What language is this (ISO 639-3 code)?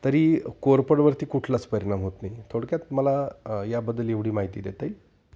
mar